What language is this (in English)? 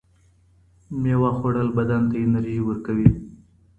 Pashto